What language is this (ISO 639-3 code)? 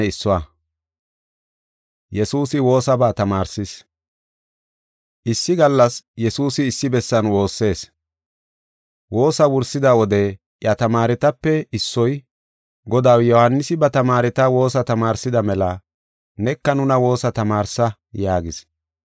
gof